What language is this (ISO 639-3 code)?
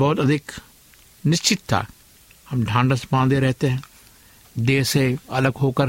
hin